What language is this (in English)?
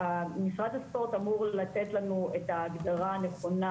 Hebrew